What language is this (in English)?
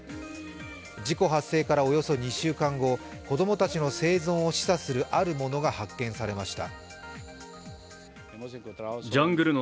Japanese